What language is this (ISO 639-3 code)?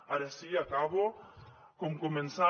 cat